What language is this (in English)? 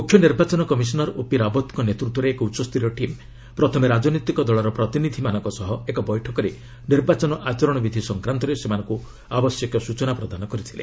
Odia